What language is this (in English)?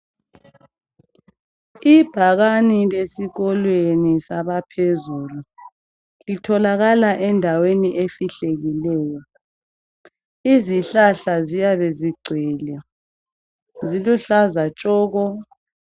North Ndebele